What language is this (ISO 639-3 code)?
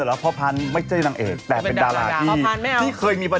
tha